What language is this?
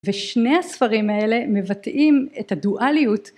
Hebrew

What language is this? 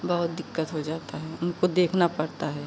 Hindi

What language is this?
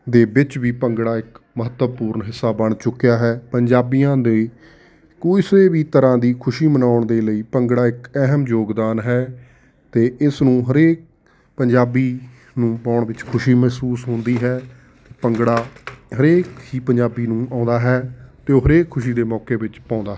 Punjabi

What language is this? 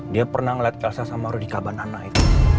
Indonesian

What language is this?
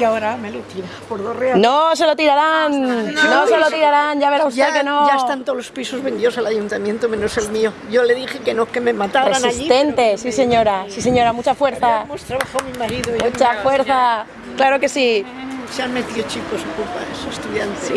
Spanish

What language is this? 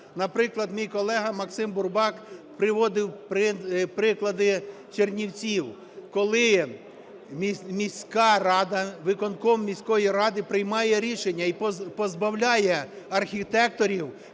Ukrainian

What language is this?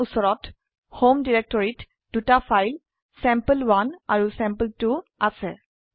Assamese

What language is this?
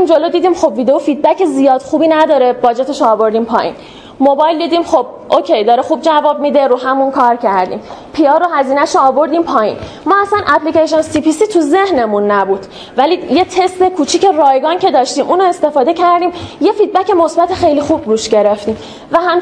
Persian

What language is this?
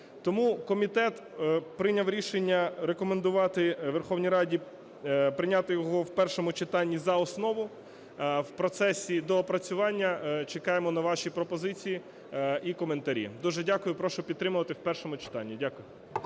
Ukrainian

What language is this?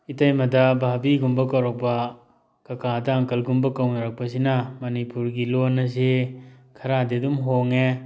Manipuri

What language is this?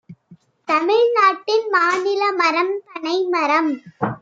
Tamil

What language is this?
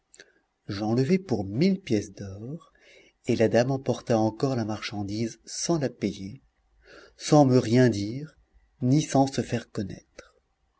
French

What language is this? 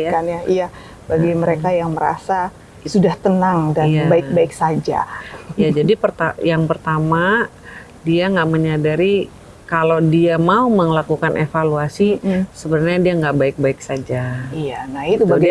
Indonesian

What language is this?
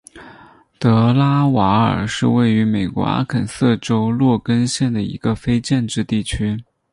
Chinese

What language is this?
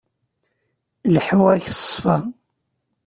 Kabyle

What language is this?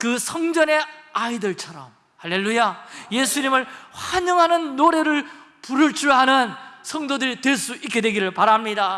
Korean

